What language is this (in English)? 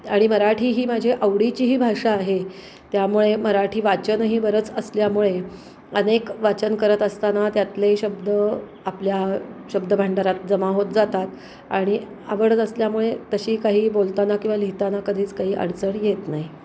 Marathi